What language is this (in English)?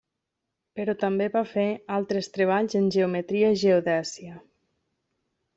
Catalan